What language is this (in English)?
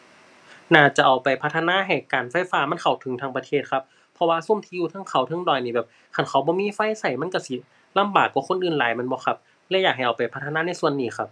Thai